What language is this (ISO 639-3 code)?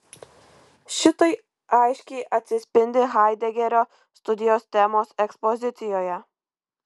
lit